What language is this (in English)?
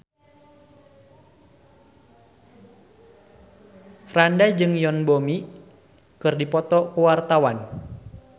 Sundanese